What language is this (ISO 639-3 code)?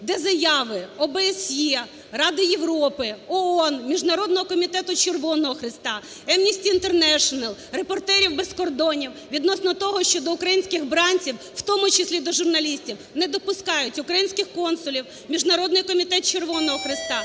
ukr